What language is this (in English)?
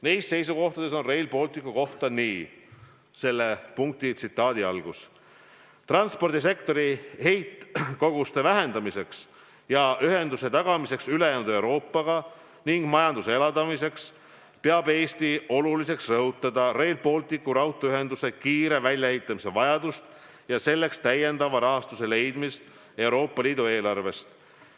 Estonian